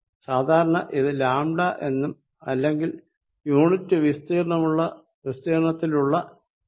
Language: Malayalam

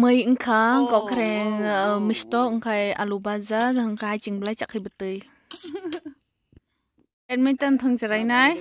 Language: Thai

